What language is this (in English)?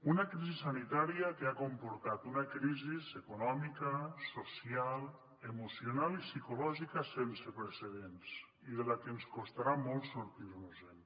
Catalan